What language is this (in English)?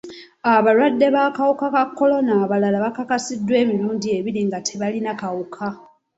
Ganda